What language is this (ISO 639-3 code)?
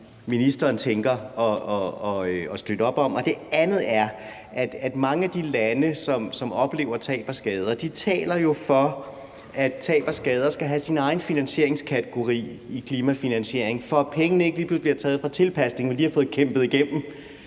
dan